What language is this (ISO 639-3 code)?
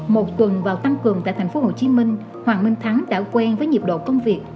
vie